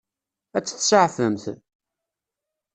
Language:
Kabyle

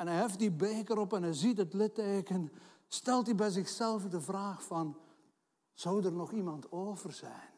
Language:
Dutch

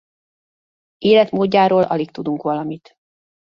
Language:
Hungarian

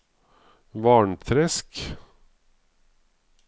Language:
Norwegian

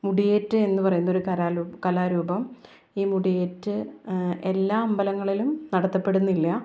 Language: Malayalam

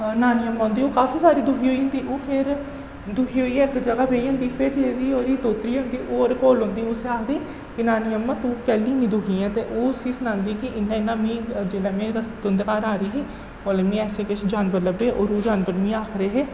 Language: Dogri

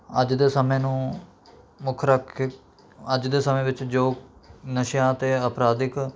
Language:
Punjabi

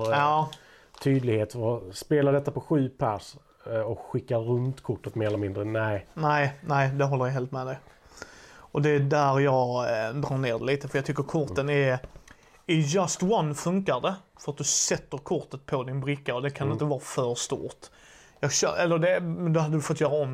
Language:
Swedish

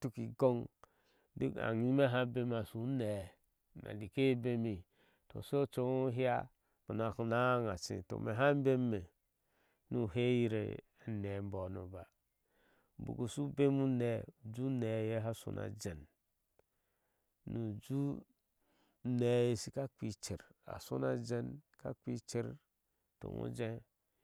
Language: Ashe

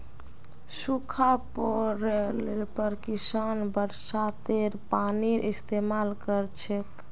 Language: Magahi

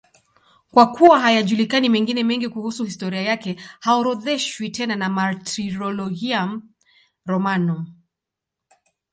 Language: Swahili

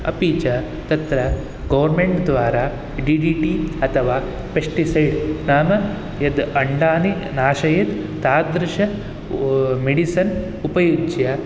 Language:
Sanskrit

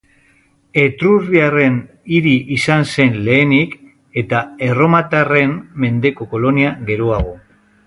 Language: Basque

